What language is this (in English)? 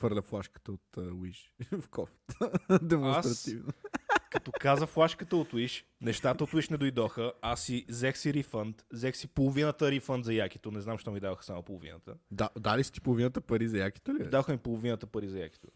Bulgarian